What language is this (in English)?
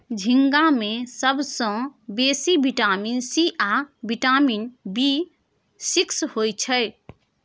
Maithili